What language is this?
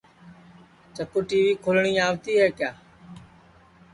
Sansi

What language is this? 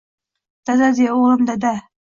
Uzbek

